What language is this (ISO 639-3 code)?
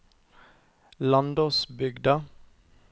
nor